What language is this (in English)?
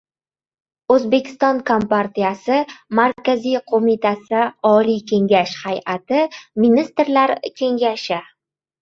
Uzbek